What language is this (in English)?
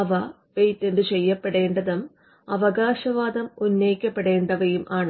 Malayalam